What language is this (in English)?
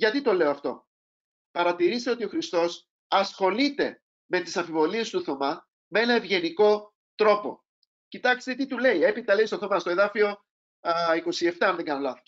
Greek